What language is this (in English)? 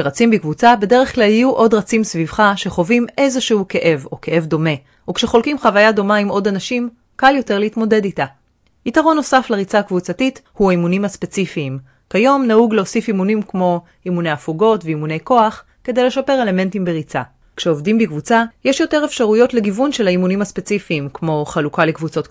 Hebrew